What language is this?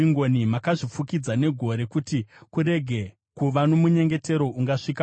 Shona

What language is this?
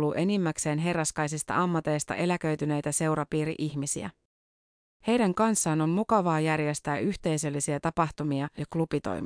Finnish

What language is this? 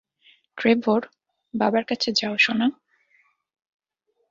Bangla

